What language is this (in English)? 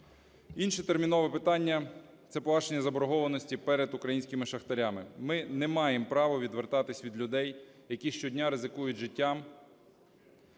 Ukrainian